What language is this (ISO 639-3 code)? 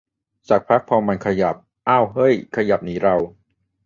tha